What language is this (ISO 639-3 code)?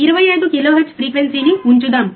tel